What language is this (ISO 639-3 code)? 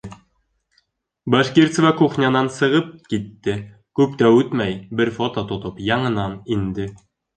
bak